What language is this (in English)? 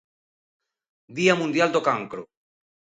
Galician